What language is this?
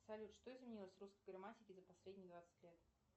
Russian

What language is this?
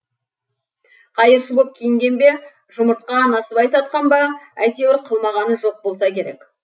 Kazakh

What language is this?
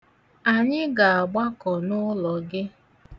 Igbo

